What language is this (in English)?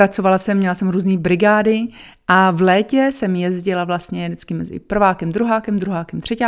Czech